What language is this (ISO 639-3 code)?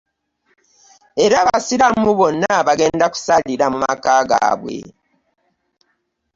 lug